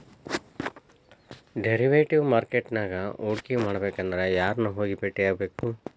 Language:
Kannada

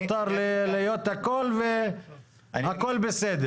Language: Hebrew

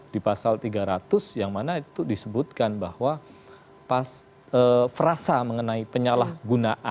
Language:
Indonesian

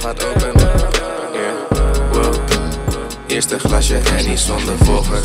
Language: Dutch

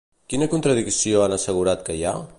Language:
Catalan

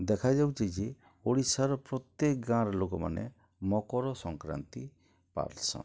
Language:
Odia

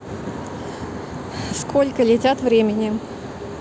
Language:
Russian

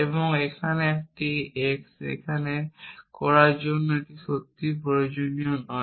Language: Bangla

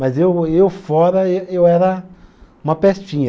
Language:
Portuguese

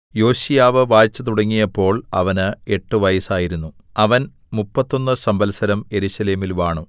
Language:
Malayalam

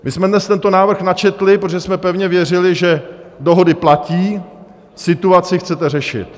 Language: Czech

